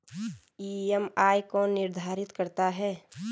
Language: Hindi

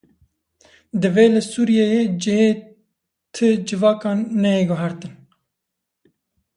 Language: Kurdish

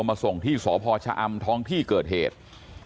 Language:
Thai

